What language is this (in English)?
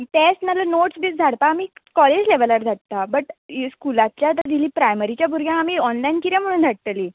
Konkani